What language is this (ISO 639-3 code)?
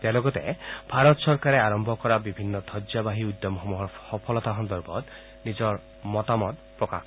asm